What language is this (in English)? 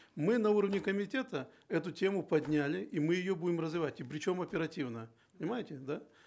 Kazakh